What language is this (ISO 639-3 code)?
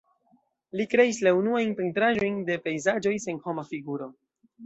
epo